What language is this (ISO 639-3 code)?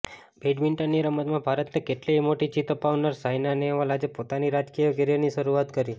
guj